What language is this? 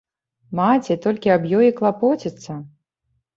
Belarusian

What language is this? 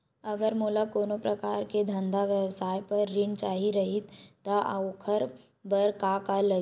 Chhattisgarhi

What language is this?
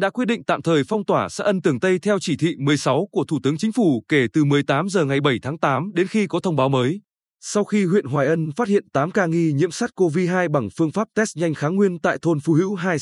Vietnamese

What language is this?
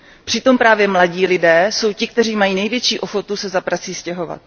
Czech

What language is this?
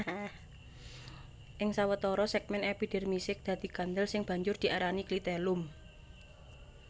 Javanese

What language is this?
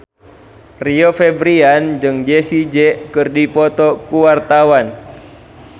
Sundanese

